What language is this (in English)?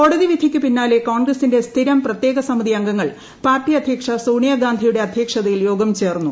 Malayalam